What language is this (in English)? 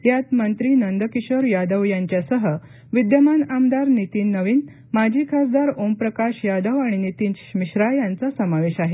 Marathi